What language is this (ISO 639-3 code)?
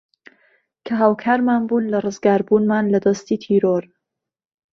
ckb